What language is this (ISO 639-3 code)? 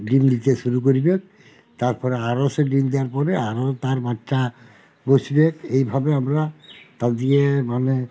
ben